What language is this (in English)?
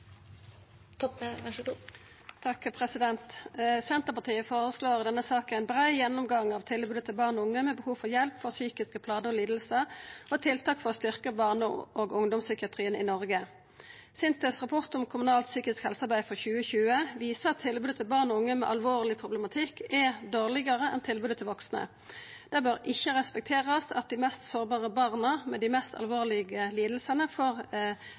Norwegian Nynorsk